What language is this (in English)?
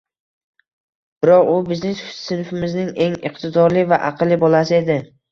Uzbek